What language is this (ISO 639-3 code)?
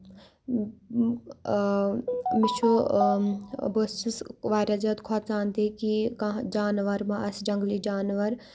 kas